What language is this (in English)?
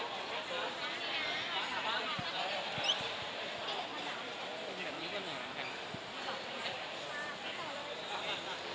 Thai